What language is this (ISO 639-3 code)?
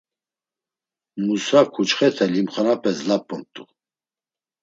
lzz